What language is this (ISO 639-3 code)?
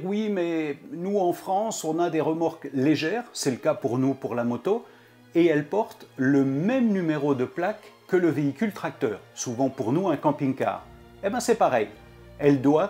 fra